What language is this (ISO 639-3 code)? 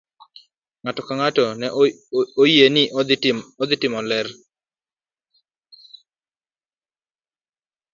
luo